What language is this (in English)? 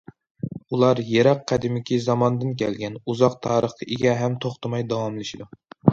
Uyghur